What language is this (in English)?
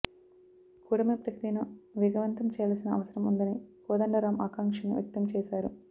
Telugu